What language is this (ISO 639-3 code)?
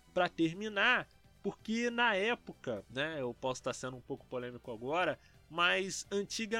por